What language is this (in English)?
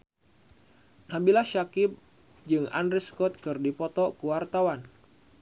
Sundanese